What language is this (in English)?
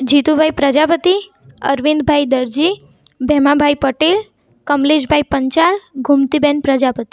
Gujarati